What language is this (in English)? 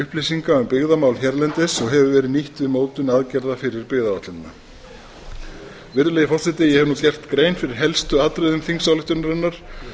Icelandic